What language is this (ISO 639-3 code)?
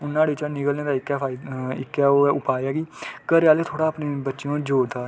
doi